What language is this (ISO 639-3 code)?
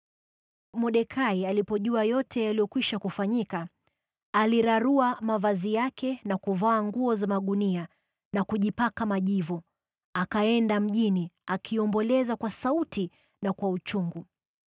swa